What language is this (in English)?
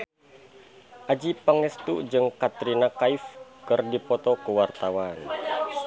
Sundanese